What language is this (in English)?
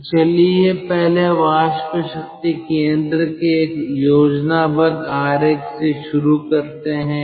Hindi